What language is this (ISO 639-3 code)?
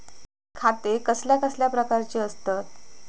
mar